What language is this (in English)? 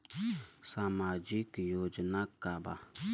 Bhojpuri